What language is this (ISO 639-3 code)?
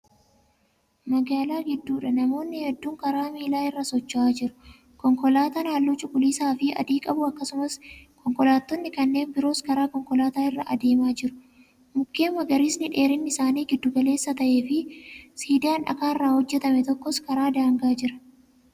orm